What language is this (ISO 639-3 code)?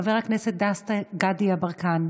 heb